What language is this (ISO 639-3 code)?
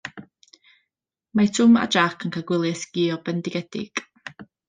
cym